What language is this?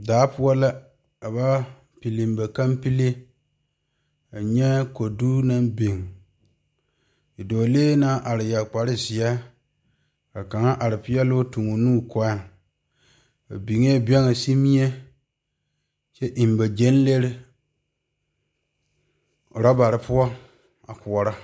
Southern Dagaare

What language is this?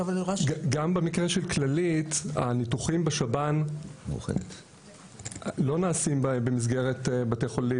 Hebrew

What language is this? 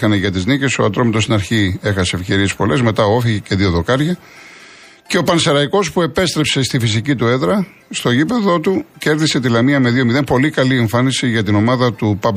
Greek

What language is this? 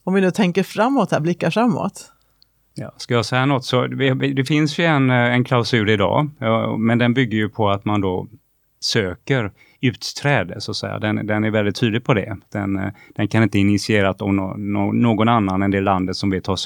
Swedish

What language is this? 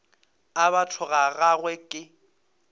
Northern Sotho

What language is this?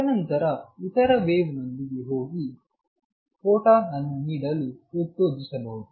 Kannada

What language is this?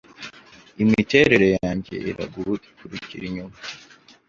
Kinyarwanda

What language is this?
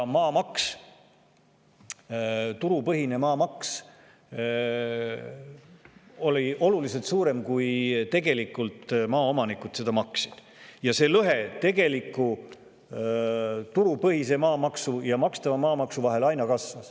Estonian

